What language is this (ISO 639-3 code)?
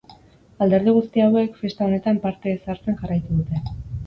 eus